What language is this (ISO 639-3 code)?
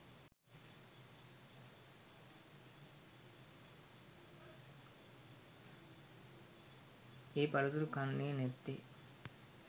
sin